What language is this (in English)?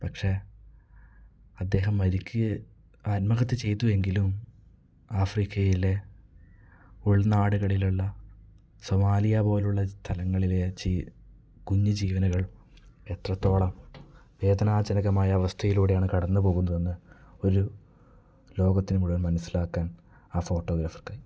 Malayalam